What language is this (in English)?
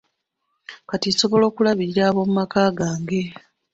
Ganda